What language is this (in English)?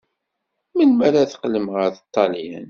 Kabyle